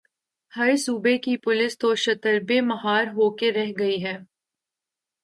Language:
Urdu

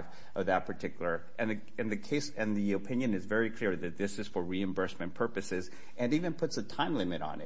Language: English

